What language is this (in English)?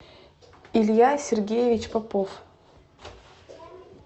Russian